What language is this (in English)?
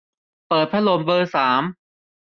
Thai